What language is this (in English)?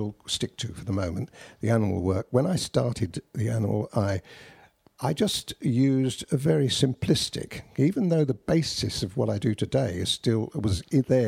English